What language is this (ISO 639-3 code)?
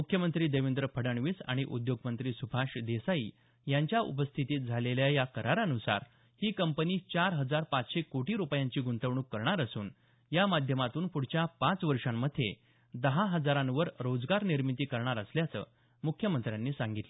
mar